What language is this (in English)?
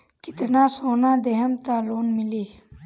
Bhojpuri